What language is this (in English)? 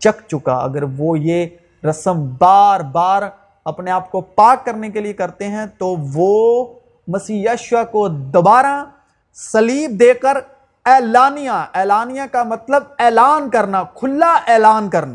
Urdu